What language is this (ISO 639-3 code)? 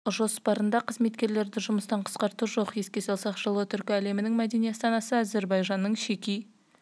kaz